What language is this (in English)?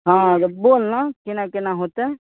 Maithili